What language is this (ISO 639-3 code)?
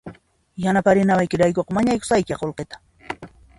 qxp